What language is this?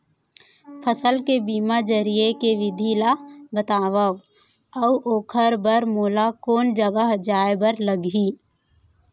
Chhattisgarhi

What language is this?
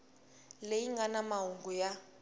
Tsonga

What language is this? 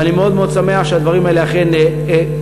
Hebrew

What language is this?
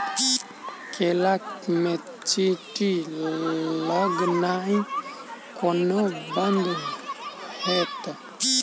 Maithili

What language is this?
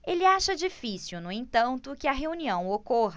Portuguese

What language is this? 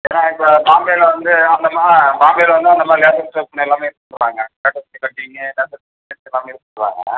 Tamil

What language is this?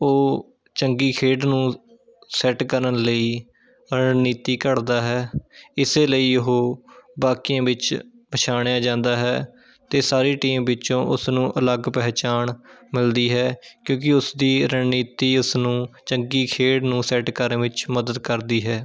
Punjabi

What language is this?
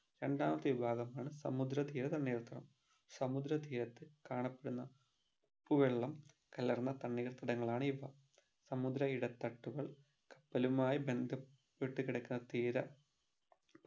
Malayalam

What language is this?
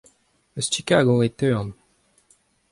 Breton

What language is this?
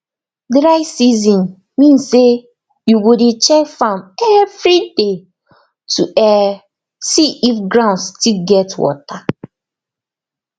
Nigerian Pidgin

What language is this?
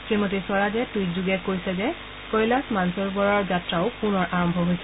Assamese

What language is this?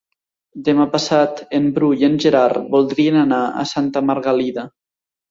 Catalan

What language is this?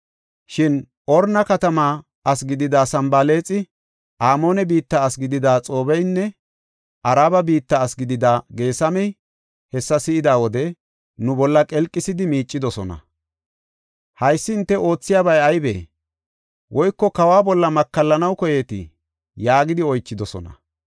Gofa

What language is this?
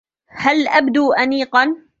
Arabic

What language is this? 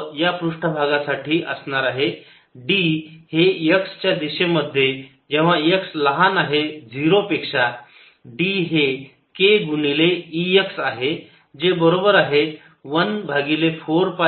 Marathi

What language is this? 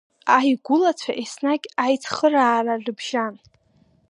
Abkhazian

